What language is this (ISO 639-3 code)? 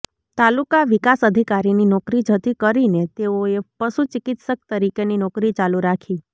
guj